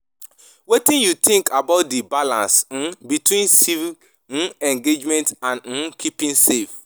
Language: Nigerian Pidgin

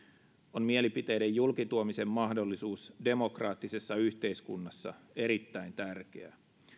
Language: Finnish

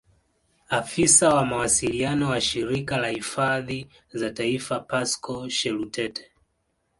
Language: Swahili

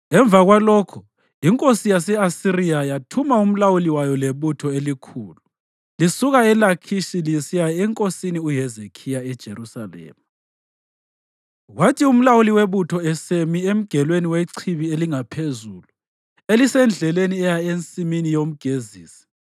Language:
North Ndebele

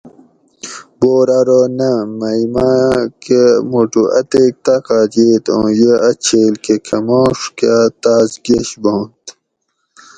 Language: Gawri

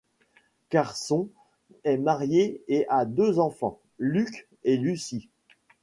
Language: French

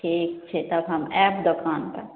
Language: Maithili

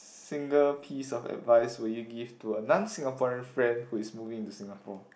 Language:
English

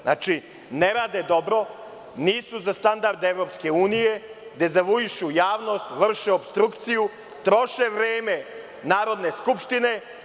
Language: Serbian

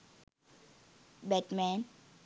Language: Sinhala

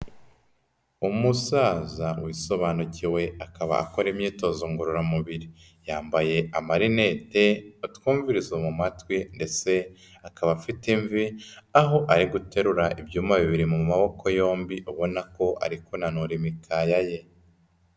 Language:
Kinyarwanda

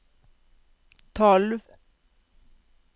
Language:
Norwegian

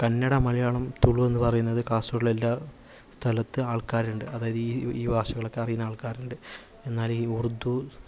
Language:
Malayalam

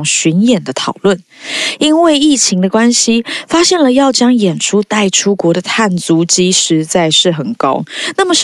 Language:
Chinese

